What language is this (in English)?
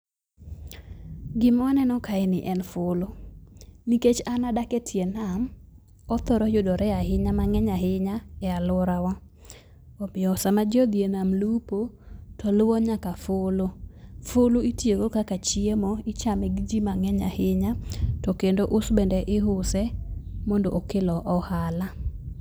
Luo (Kenya and Tanzania)